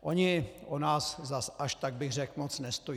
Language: Czech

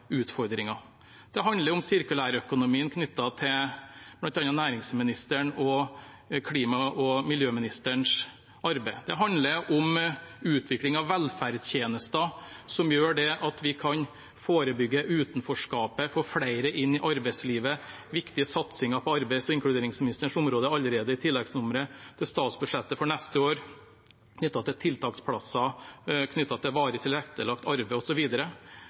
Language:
Norwegian Bokmål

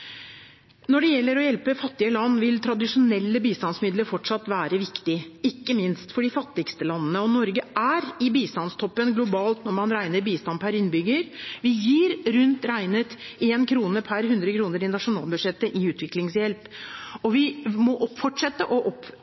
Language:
Norwegian Bokmål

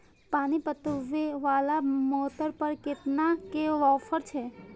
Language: Maithili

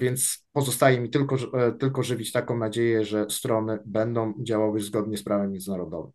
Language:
Polish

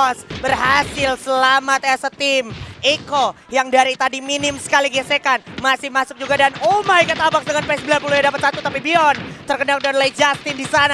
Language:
Indonesian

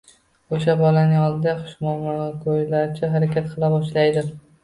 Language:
Uzbek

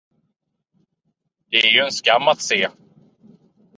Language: Swedish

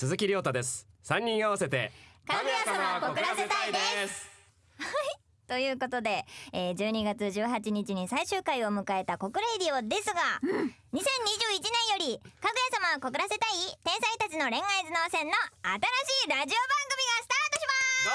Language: Japanese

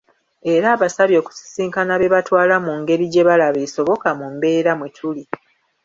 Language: Ganda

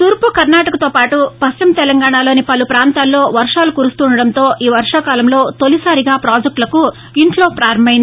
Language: Telugu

